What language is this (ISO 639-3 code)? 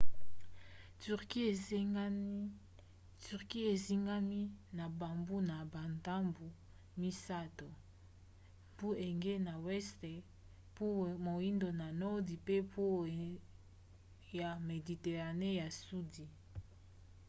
lin